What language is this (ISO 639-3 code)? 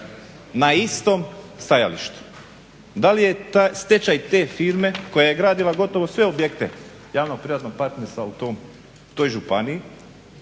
hrv